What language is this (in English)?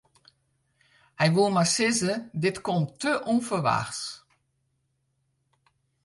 Western Frisian